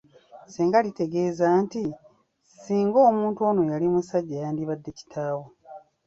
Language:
Ganda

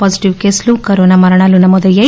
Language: Telugu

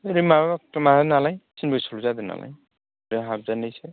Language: Bodo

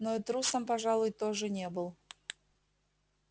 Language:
Russian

